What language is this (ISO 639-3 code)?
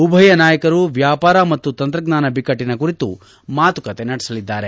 kan